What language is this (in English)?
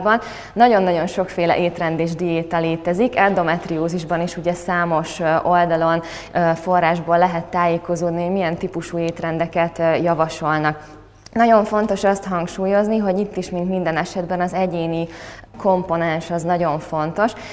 Hungarian